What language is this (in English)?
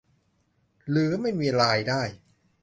Thai